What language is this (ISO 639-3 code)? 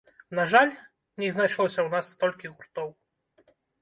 bel